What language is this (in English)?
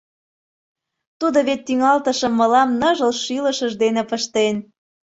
Mari